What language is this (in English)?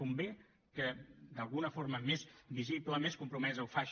Catalan